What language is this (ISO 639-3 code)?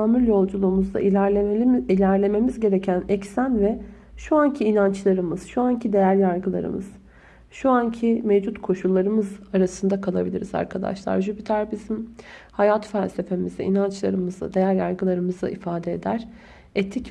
tur